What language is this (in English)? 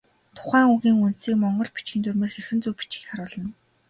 Mongolian